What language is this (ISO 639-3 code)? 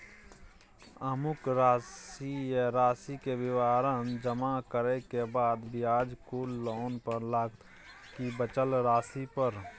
mai